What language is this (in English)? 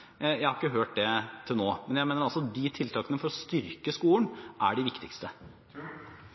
Norwegian Bokmål